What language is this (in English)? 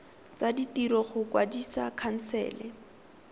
Tswana